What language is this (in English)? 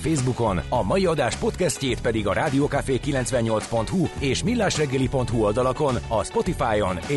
Hungarian